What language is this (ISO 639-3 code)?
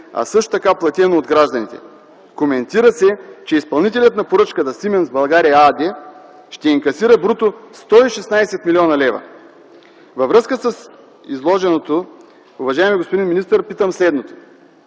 bul